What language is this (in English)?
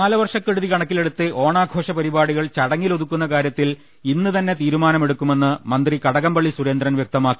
Malayalam